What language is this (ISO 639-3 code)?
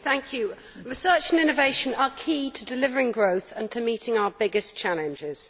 eng